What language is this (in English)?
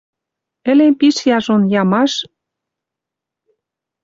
Western Mari